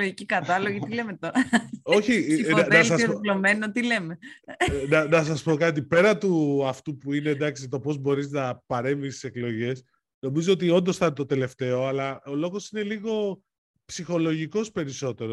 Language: Greek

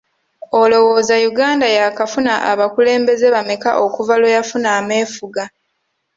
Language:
Ganda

